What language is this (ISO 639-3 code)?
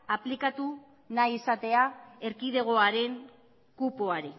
eus